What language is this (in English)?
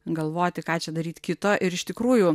Lithuanian